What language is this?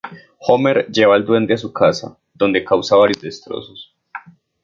Spanish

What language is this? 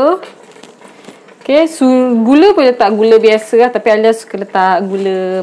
Malay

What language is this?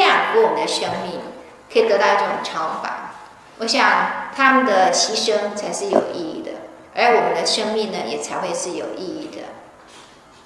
Chinese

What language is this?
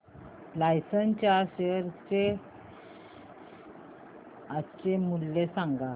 Marathi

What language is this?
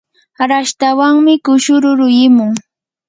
Yanahuanca Pasco Quechua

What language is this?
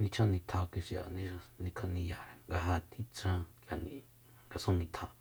Soyaltepec Mazatec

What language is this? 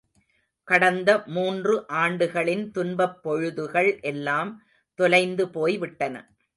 Tamil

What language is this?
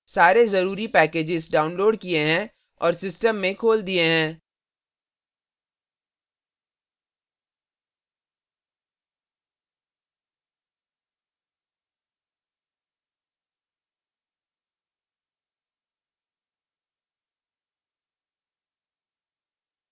Hindi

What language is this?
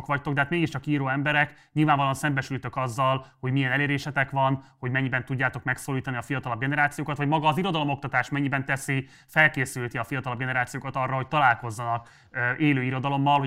Hungarian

